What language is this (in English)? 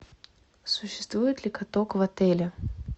Russian